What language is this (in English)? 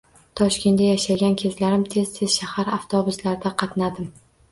Uzbek